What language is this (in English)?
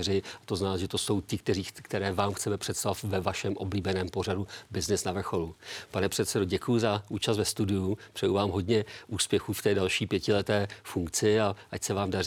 Czech